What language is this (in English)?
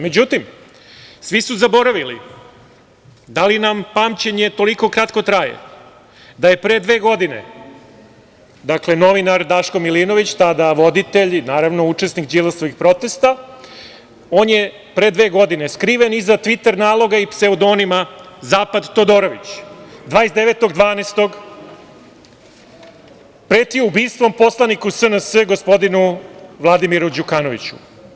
Serbian